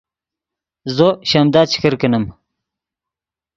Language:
Yidgha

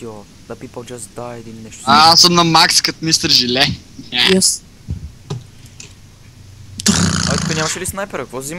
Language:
Bulgarian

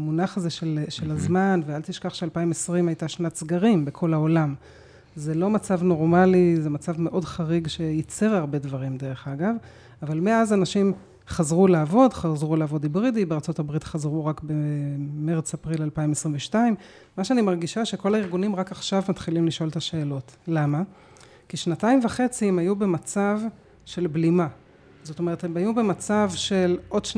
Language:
Hebrew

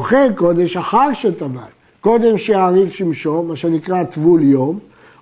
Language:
Hebrew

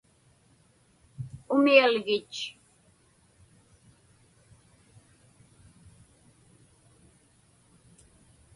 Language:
Inupiaq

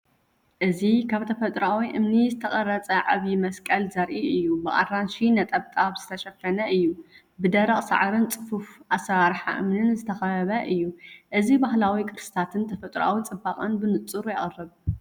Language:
Tigrinya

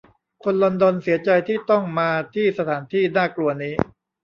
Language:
Thai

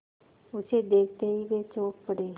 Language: Hindi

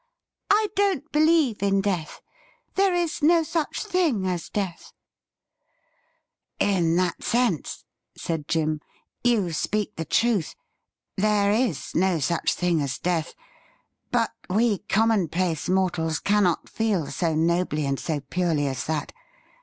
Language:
English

